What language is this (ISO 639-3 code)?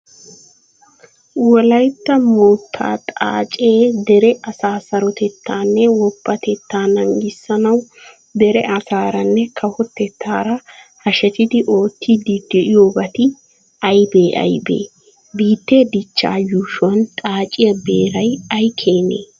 wal